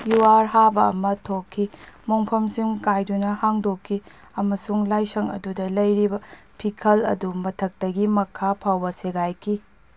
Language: Manipuri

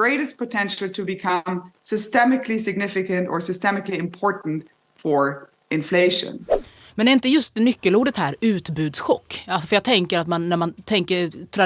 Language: Swedish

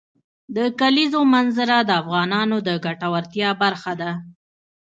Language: Pashto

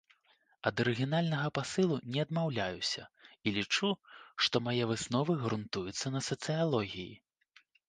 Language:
Belarusian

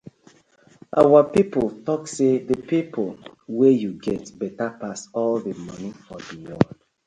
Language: Nigerian Pidgin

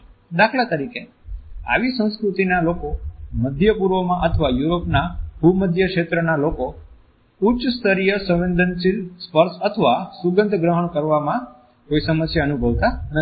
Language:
Gujarati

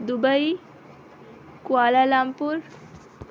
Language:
Urdu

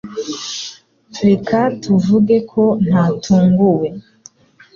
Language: Kinyarwanda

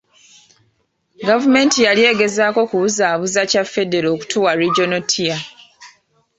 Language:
Ganda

